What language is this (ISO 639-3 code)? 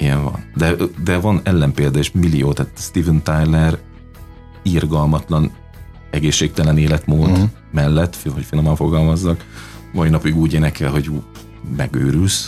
hun